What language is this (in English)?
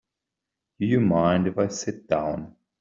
English